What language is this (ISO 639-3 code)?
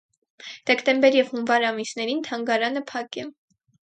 hye